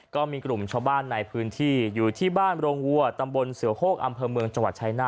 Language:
Thai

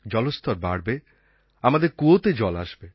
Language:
Bangla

